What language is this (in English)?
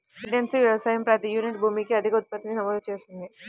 Telugu